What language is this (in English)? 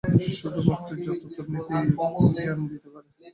Bangla